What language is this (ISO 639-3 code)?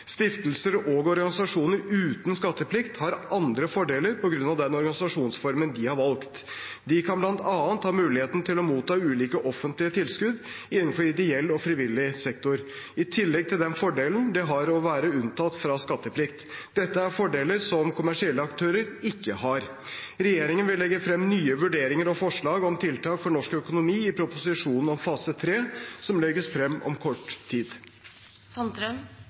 nob